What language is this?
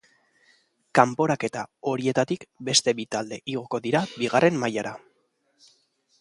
Basque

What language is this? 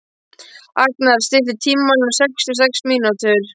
Icelandic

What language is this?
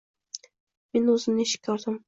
Uzbek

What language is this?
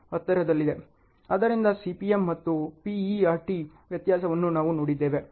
Kannada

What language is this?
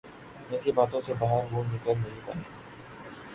Urdu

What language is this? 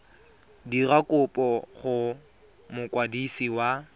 Tswana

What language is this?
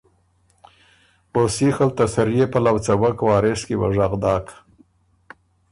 Ormuri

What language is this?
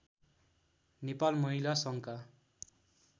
Nepali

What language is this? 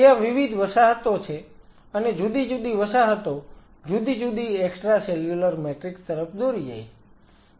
Gujarati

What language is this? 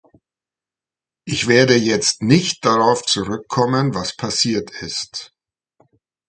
German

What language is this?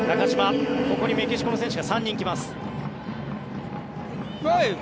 Japanese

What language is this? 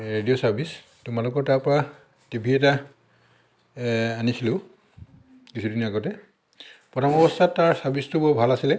Assamese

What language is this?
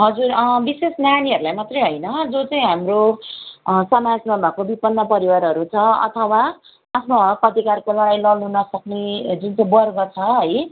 Nepali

